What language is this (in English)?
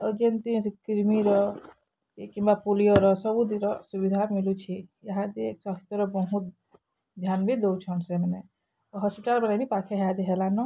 Odia